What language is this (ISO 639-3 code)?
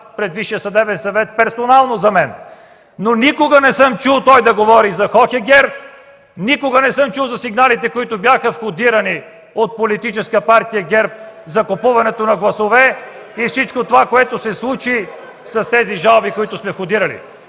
bul